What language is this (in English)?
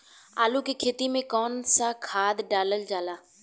Bhojpuri